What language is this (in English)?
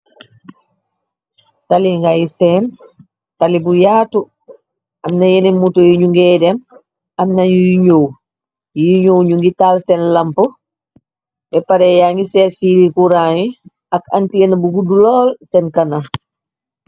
Wolof